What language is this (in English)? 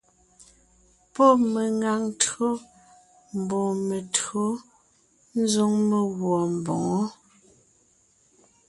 Ngiemboon